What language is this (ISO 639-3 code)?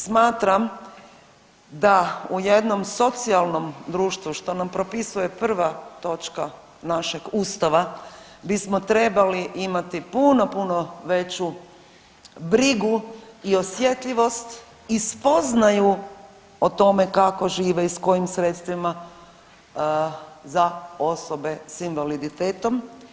hrv